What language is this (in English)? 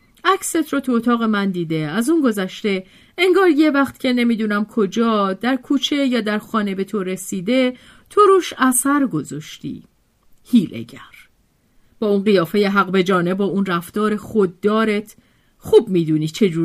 Persian